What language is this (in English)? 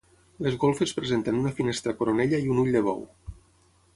Catalan